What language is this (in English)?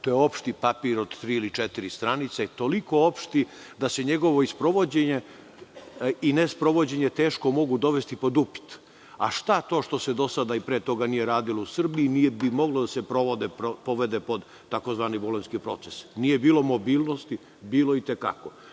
Serbian